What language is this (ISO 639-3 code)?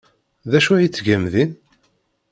kab